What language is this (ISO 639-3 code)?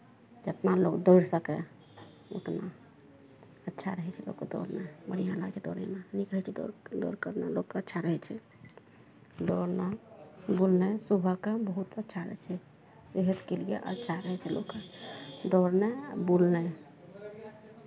mai